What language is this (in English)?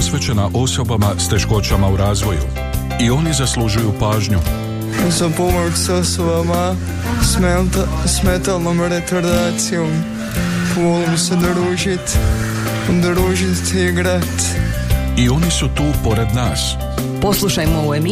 Croatian